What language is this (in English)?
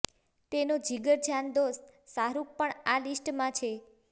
Gujarati